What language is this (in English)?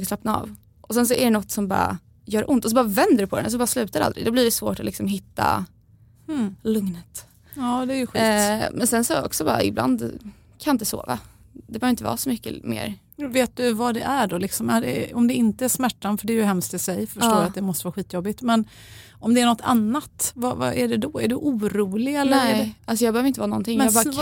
Swedish